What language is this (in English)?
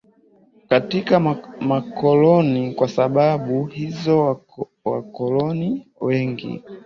Swahili